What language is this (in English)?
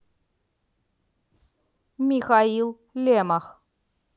Russian